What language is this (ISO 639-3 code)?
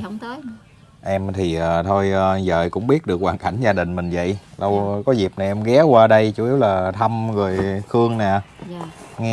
vie